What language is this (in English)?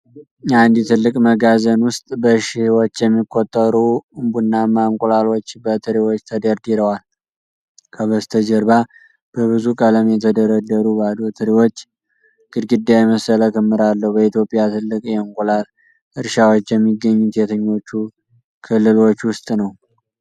Amharic